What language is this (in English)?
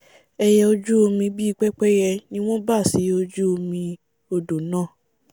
Yoruba